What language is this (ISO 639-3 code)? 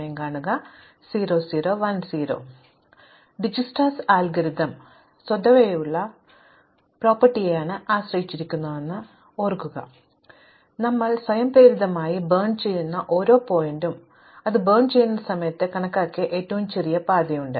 mal